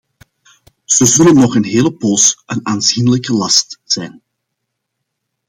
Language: Dutch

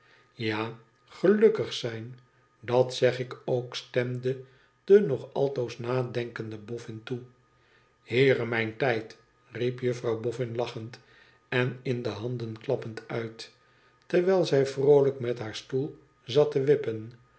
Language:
Dutch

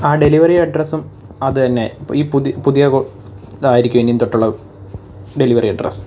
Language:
Malayalam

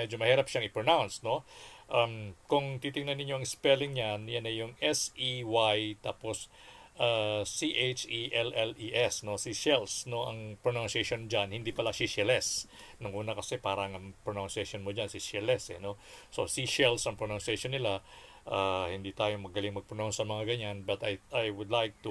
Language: Filipino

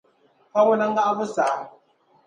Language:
Dagbani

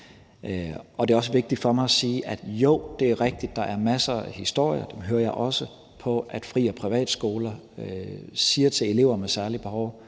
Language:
Danish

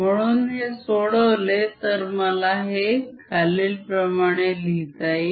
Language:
Marathi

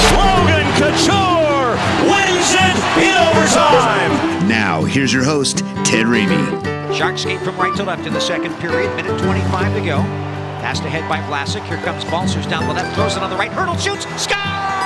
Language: English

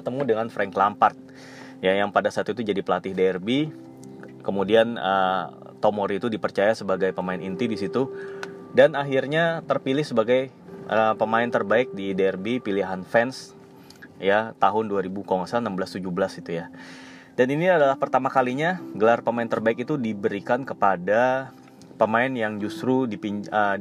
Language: Indonesian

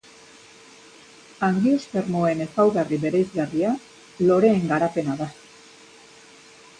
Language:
Basque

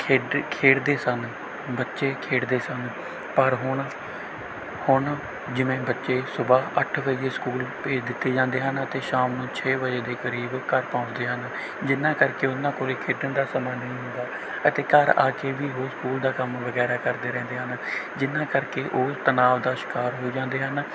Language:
Punjabi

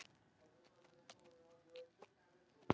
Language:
Icelandic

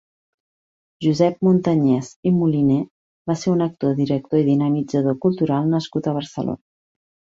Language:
Catalan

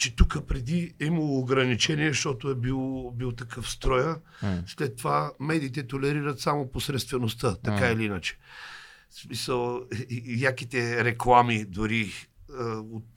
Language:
Bulgarian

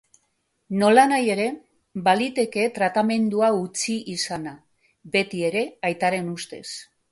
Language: Basque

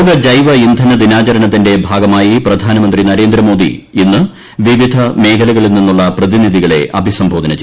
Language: Malayalam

